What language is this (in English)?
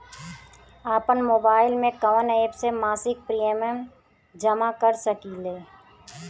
Bhojpuri